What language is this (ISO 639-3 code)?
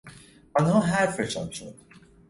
fas